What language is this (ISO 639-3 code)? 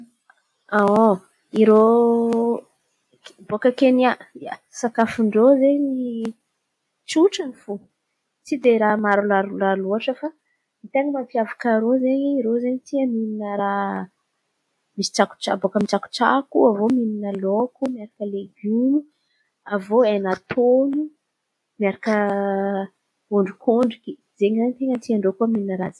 xmv